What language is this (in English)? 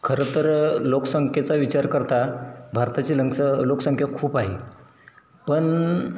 Marathi